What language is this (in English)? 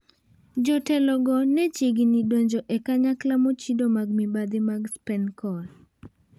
Luo (Kenya and Tanzania)